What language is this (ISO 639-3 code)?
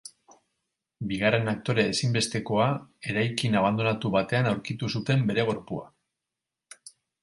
eus